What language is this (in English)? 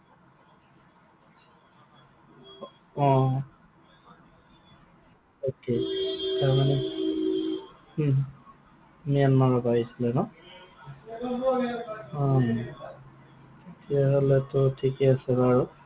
Assamese